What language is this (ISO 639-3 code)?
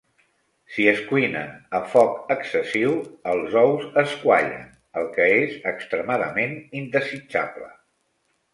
cat